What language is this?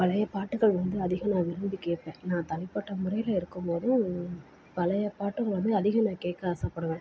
Tamil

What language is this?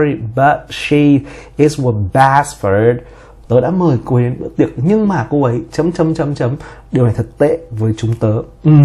Vietnamese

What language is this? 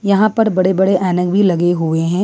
Hindi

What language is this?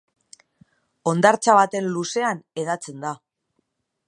Basque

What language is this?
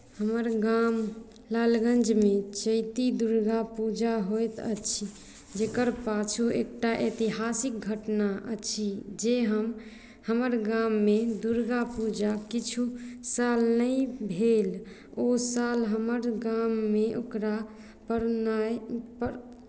Maithili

